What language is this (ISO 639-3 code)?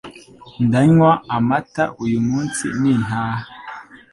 kin